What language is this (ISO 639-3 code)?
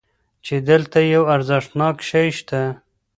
pus